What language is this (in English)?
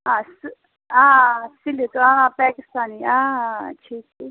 Kashmiri